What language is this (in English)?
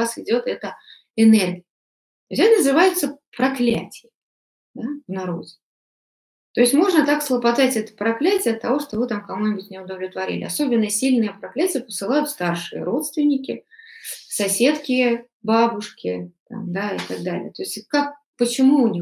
Russian